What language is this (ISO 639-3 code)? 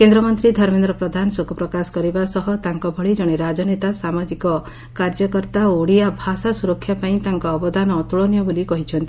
ori